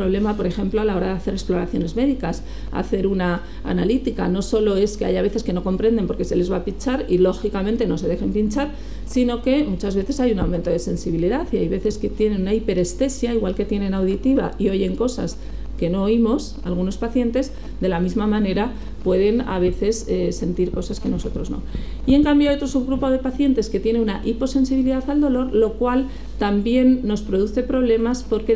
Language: Spanish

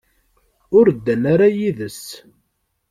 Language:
Kabyle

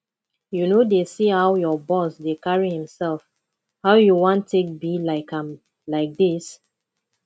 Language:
Nigerian Pidgin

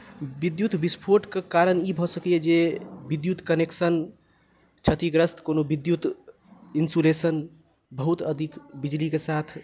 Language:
Maithili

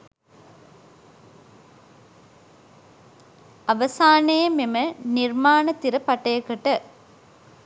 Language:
Sinhala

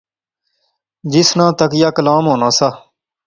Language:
Pahari-Potwari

